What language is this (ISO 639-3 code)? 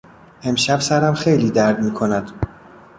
fas